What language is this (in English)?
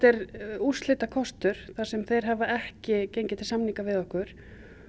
Icelandic